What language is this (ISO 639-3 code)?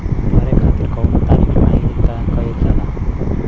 bho